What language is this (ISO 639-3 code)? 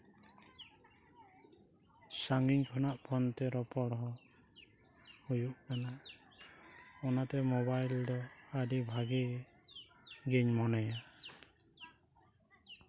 sat